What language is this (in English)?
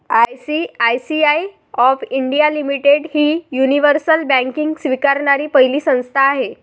Marathi